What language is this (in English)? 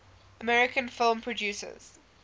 English